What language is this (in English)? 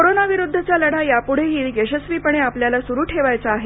Marathi